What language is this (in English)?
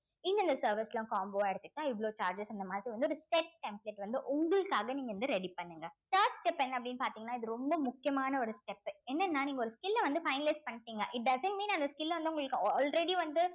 Tamil